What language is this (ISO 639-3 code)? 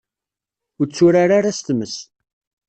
kab